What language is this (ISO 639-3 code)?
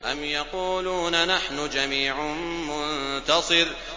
ara